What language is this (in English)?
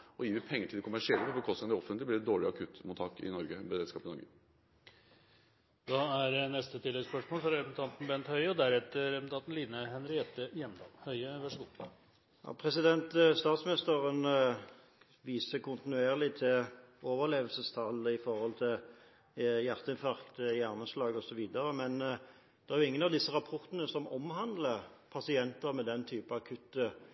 Norwegian